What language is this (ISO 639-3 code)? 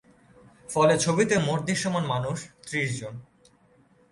ben